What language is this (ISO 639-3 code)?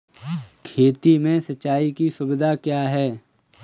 hin